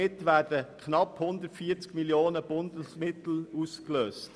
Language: Swiss German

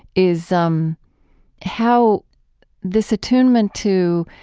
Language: English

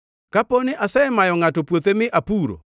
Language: Luo (Kenya and Tanzania)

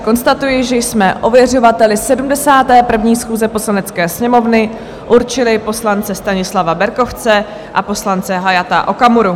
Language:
Czech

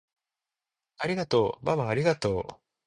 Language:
Japanese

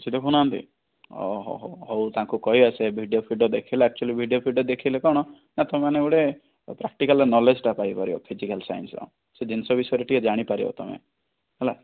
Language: Odia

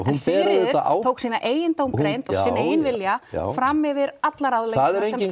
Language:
Icelandic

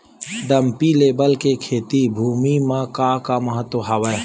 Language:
Chhattisgarhi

